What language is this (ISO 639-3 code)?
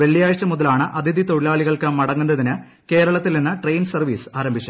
mal